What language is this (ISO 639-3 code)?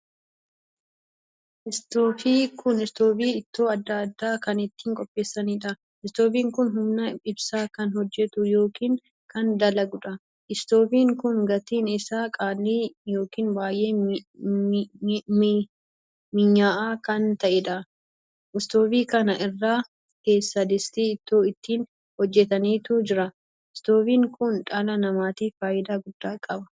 orm